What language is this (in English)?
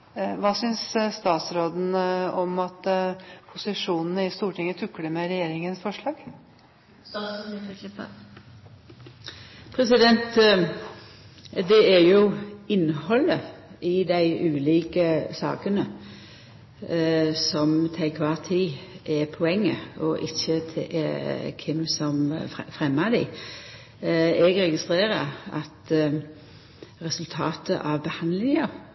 Norwegian